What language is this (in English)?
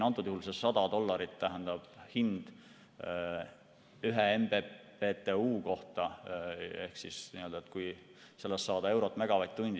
Estonian